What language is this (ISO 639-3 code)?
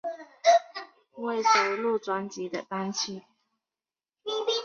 zho